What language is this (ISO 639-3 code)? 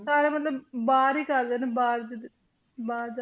pan